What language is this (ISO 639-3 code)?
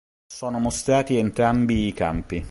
ita